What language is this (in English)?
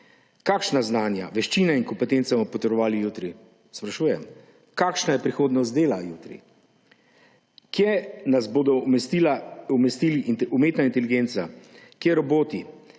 Slovenian